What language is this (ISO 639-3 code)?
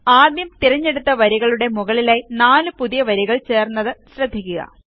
mal